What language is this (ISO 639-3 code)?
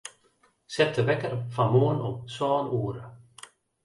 fry